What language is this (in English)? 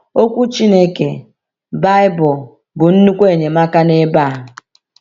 Igbo